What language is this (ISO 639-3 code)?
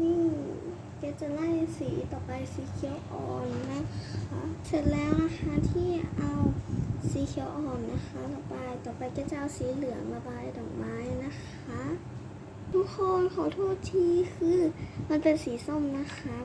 tha